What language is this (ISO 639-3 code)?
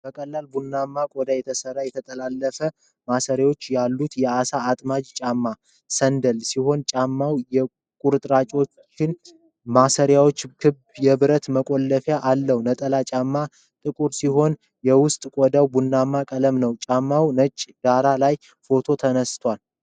amh